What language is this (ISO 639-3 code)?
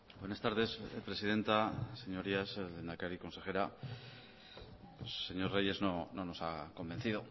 spa